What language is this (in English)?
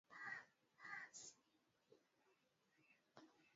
Swahili